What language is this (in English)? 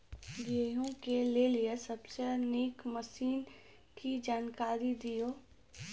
Maithili